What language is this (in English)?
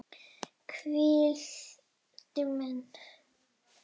Icelandic